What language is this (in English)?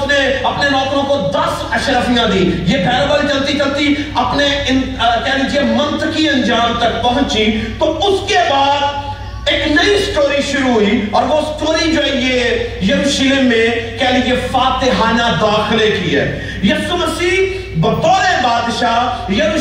Urdu